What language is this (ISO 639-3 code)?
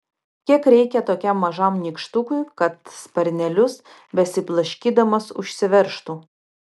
lit